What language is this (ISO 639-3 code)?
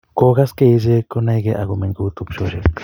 kln